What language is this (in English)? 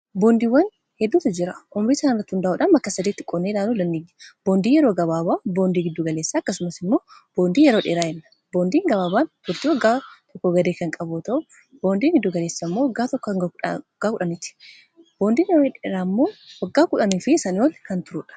Oromo